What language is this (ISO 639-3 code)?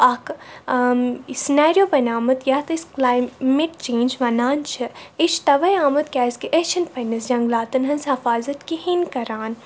kas